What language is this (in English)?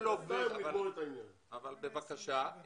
Hebrew